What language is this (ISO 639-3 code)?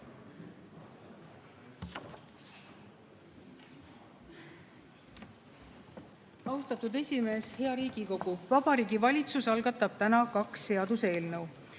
est